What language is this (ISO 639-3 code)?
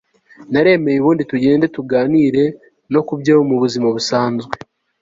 kin